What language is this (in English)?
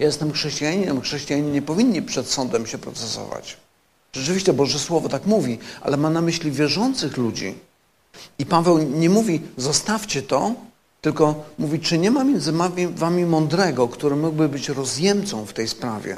Polish